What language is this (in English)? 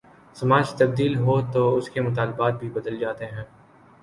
Urdu